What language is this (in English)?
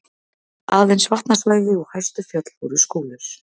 Icelandic